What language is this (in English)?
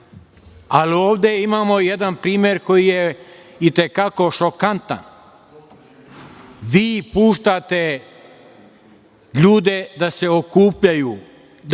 Serbian